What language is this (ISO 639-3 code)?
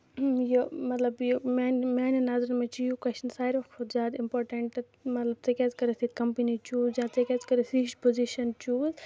kas